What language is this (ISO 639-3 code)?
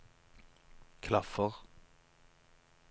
nor